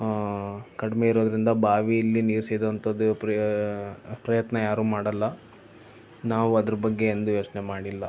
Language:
Kannada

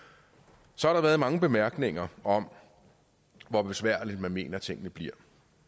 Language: Danish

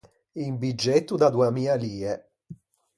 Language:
Ligurian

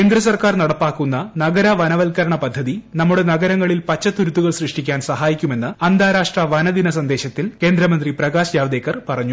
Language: Malayalam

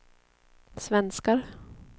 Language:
Swedish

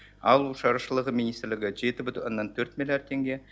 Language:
Kazakh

